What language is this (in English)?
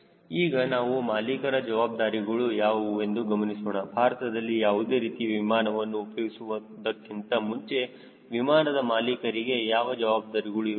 Kannada